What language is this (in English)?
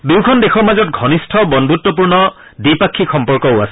Assamese